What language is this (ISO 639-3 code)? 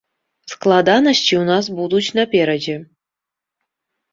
bel